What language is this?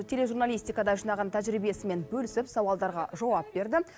Kazakh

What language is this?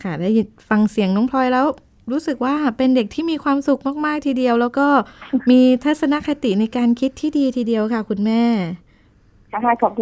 Thai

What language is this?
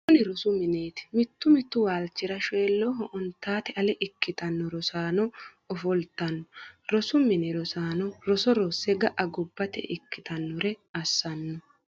Sidamo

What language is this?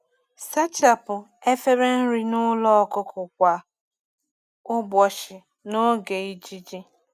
Igbo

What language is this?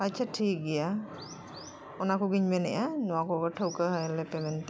Santali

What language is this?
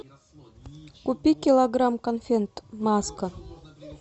Russian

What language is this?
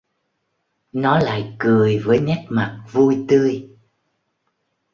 Vietnamese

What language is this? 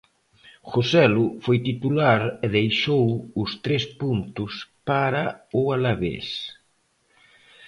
Galician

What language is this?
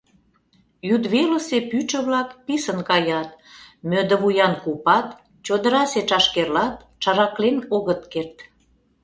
Mari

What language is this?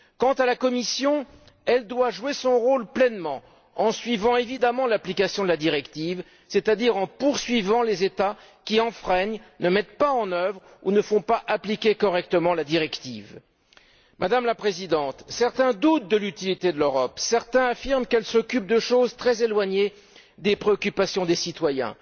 French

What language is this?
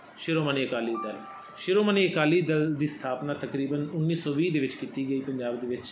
Punjabi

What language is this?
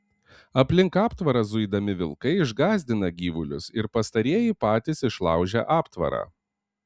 Lithuanian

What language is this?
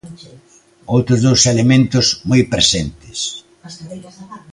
Galician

